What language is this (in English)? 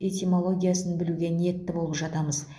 Kazakh